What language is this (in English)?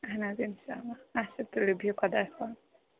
Kashmiri